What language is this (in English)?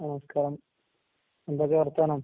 Malayalam